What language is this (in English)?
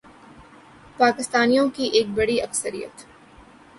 Urdu